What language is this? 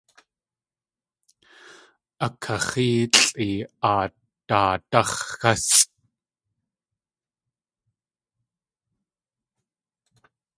Tlingit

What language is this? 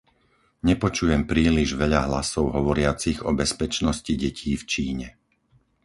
Slovak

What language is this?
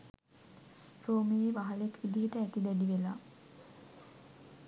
Sinhala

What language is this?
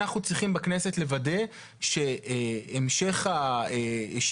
Hebrew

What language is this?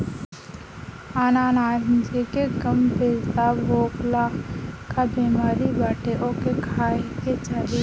Bhojpuri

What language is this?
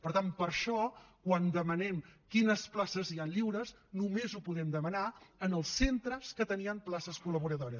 Catalan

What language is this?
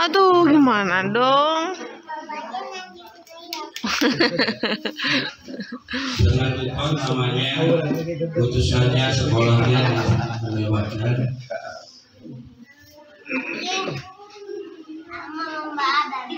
Indonesian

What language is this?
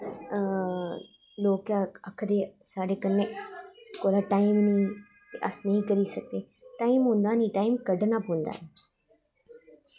Dogri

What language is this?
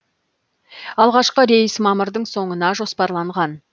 Kazakh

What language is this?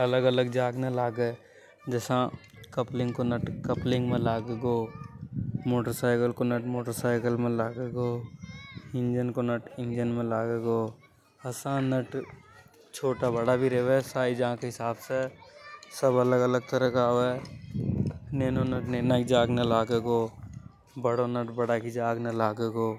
Hadothi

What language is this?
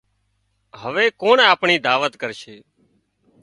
Wadiyara Koli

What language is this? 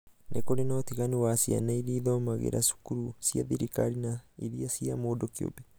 Kikuyu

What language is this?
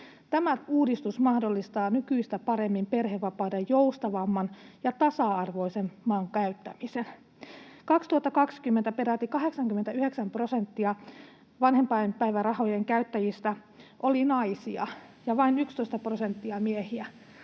Finnish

